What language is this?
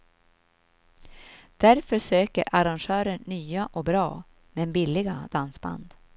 Swedish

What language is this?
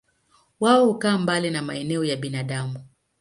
Swahili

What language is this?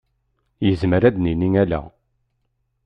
Kabyle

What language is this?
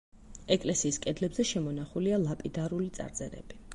Georgian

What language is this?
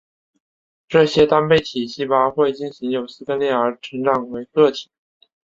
Chinese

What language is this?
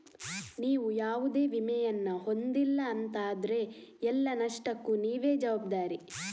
Kannada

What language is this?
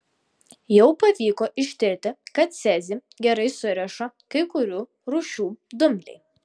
Lithuanian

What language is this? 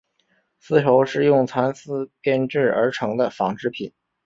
Chinese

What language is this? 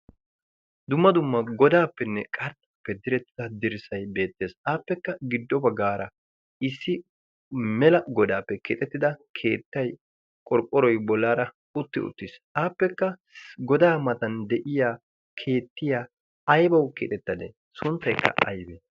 Wolaytta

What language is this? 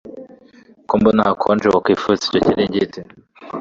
Kinyarwanda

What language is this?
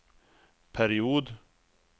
Swedish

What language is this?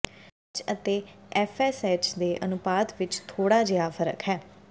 Punjabi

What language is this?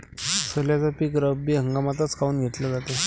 Marathi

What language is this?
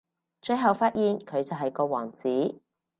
Cantonese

